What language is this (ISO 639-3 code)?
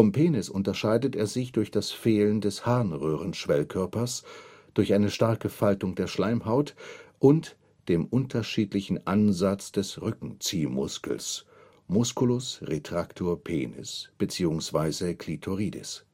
deu